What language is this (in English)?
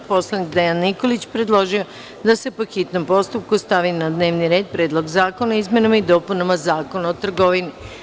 Serbian